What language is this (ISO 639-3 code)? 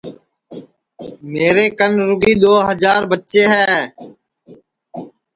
ssi